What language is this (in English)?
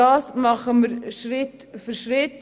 Swiss German